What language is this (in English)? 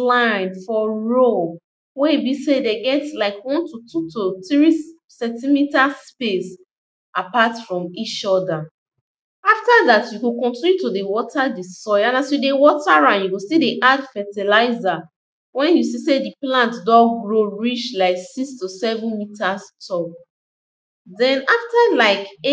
Nigerian Pidgin